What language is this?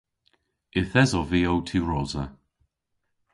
Cornish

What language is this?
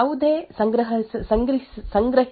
Kannada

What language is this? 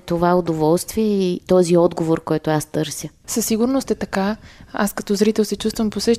Bulgarian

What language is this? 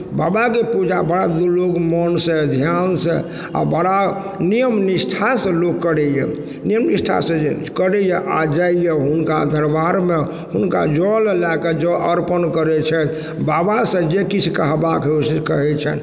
Maithili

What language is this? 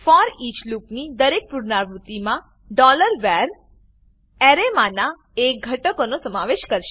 Gujarati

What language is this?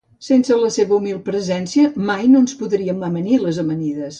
Catalan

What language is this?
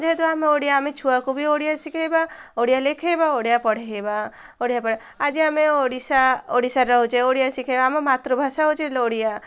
Odia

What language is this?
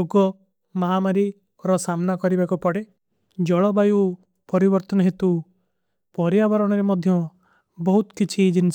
Kui (India)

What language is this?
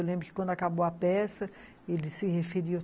Portuguese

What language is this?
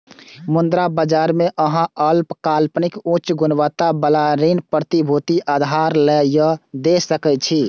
Maithili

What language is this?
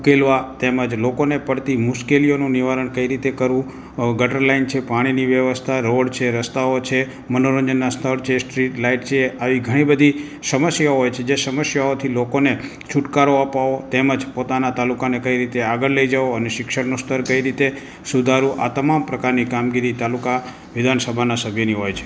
Gujarati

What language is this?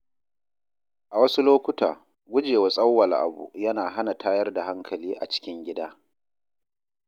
Hausa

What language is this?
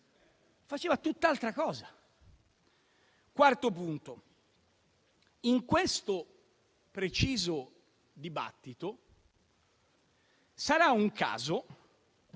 Italian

